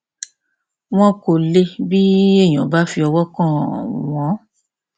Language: Yoruba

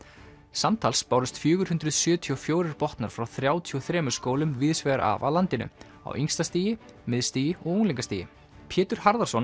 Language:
Icelandic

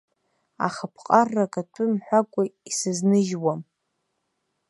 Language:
Abkhazian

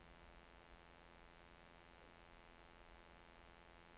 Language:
Norwegian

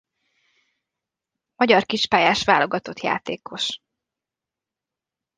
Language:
Hungarian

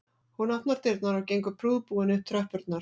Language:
Icelandic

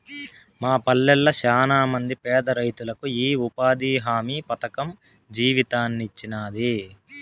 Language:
Telugu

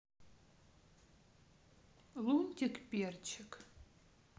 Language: Russian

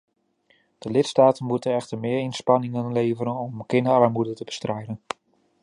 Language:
Dutch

